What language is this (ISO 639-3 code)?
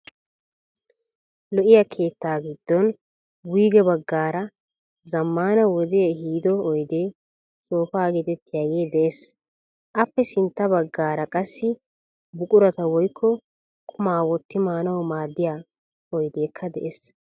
wal